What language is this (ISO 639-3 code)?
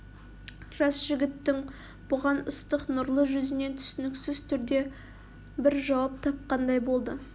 kaz